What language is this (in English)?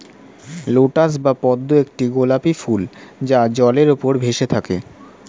Bangla